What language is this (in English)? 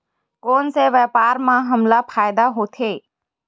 Chhattisgarhi